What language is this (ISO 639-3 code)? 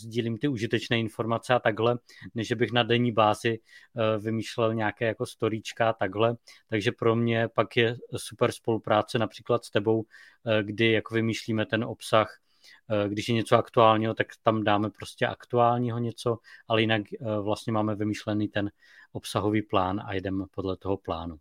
ces